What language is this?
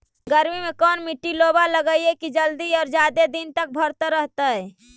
Magahi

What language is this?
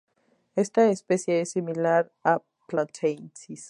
Spanish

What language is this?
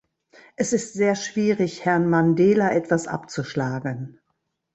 German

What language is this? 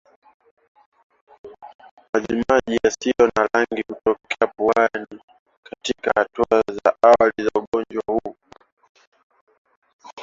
Swahili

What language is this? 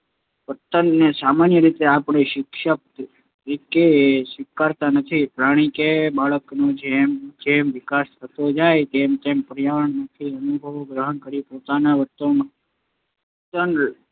Gujarati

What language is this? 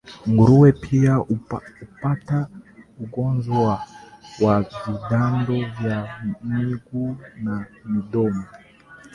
Swahili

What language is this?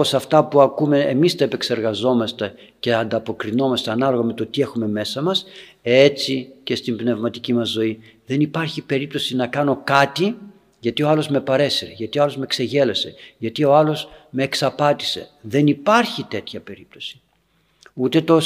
Greek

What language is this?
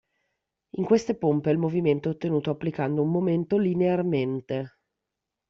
Italian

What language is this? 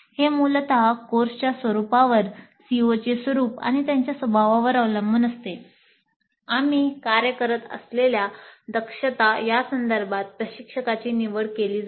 Marathi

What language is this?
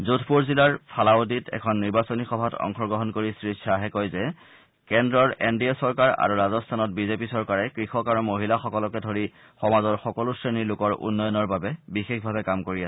Assamese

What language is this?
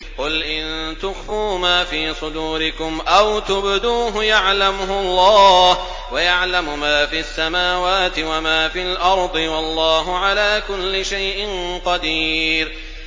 Arabic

